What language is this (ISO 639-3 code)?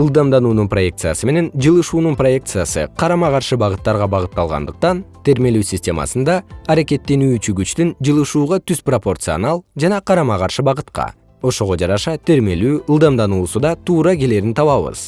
kir